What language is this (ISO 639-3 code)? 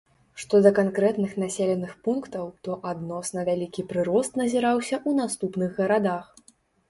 bel